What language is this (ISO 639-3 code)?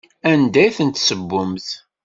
kab